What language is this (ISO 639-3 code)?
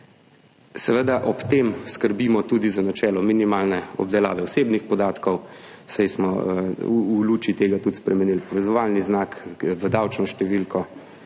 slv